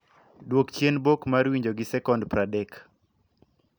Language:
Luo (Kenya and Tanzania)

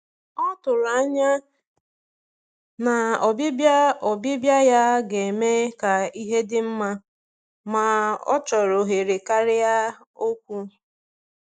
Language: Igbo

